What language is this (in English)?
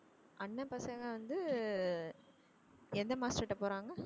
Tamil